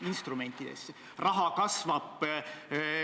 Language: Estonian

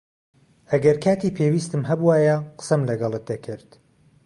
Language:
Central Kurdish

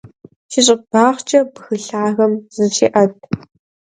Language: Kabardian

